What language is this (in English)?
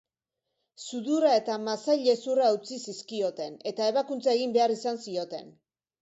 Basque